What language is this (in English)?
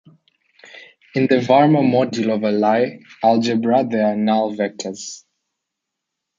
English